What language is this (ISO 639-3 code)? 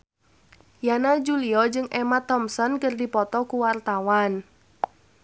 sun